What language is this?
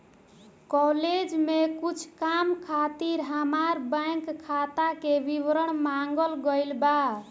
Bhojpuri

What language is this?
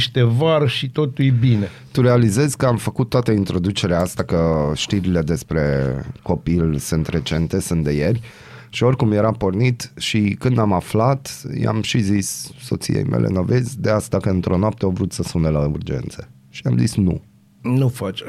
Romanian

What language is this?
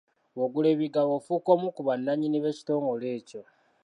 Ganda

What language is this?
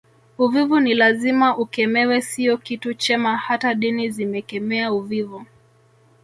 Swahili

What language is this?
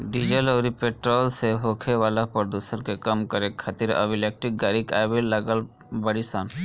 Bhojpuri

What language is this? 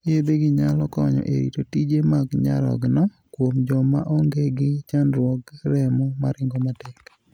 Luo (Kenya and Tanzania)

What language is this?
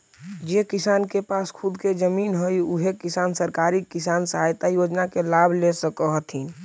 Magahi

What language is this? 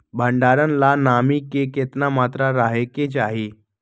Magahi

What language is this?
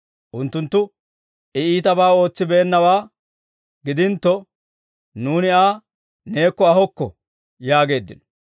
Dawro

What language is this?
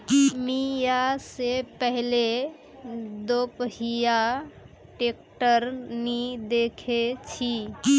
Magahi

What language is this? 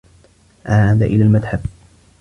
Arabic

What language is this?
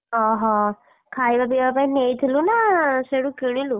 Odia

